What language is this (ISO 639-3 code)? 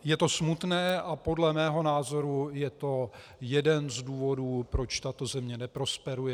ces